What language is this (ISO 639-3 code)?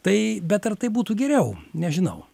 lit